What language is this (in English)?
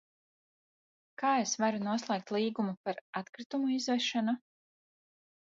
Latvian